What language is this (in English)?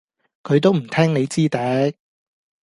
Cantonese